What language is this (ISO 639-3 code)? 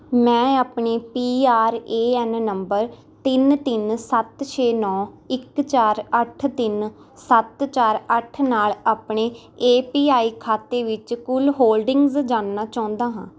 pan